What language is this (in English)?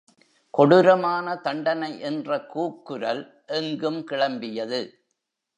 Tamil